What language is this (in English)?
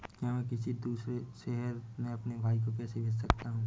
Hindi